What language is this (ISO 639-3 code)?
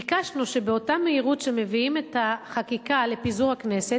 heb